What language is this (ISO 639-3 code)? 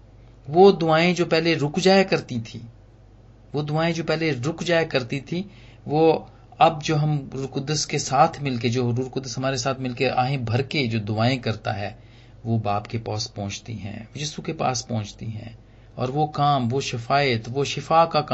hin